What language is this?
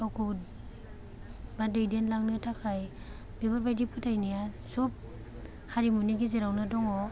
Bodo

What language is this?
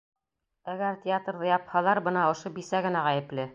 Bashkir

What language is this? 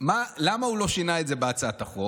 Hebrew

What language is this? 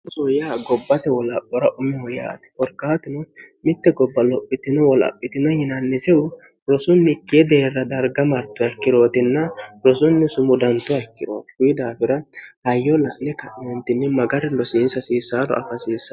Sidamo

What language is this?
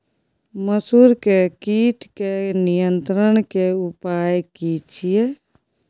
Maithili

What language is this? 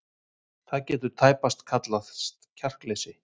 Icelandic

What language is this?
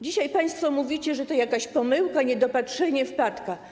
Polish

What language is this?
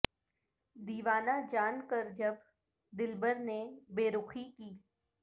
Urdu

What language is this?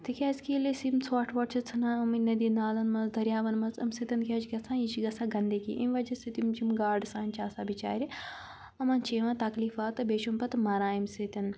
Kashmiri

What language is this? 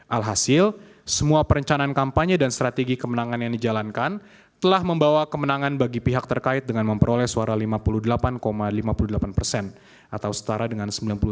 Indonesian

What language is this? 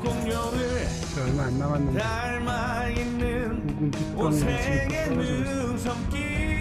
Korean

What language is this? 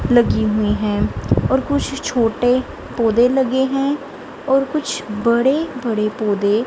Hindi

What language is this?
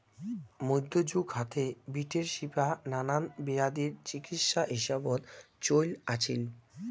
Bangla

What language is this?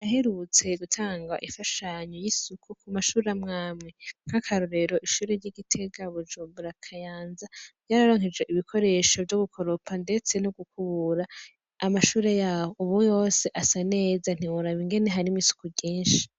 Rundi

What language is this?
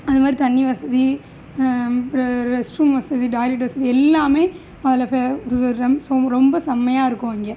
Tamil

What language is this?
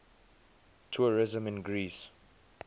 English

